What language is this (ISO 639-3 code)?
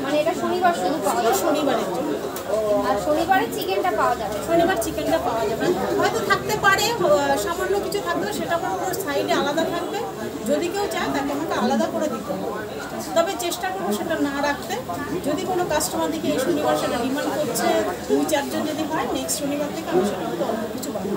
ben